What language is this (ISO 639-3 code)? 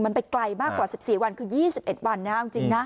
tha